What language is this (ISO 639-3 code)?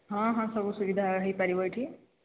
ori